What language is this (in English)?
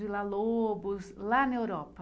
Portuguese